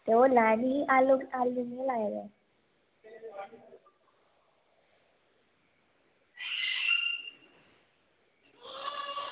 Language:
Dogri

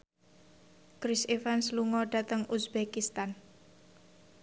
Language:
Javanese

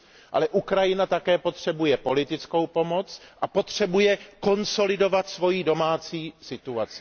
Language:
Czech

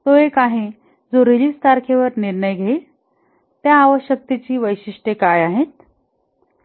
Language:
Marathi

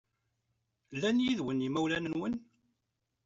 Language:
Kabyle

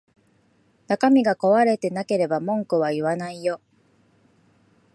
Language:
Japanese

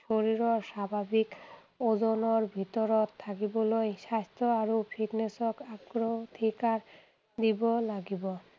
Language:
Assamese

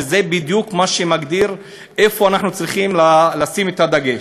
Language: Hebrew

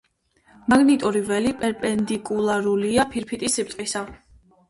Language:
Georgian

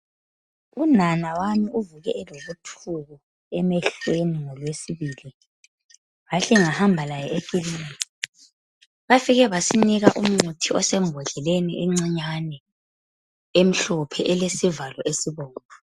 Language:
North Ndebele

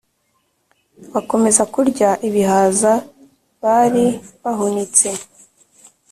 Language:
Kinyarwanda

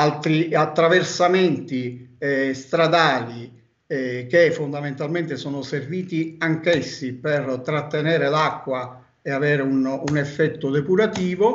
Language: Italian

